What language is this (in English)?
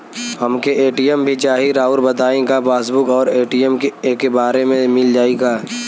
Bhojpuri